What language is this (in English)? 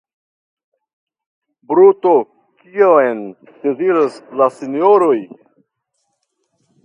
Esperanto